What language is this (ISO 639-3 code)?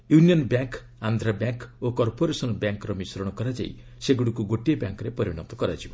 ori